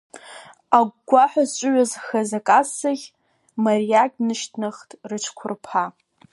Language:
Abkhazian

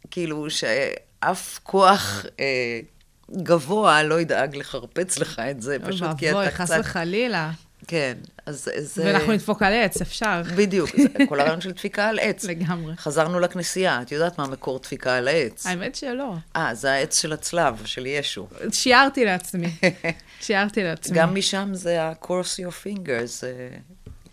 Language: Hebrew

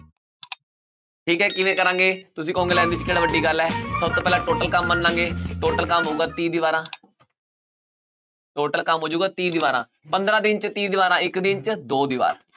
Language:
Punjabi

